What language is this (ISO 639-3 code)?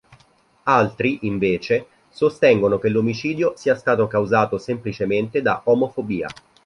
ita